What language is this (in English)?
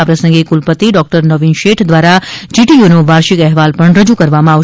Gujarati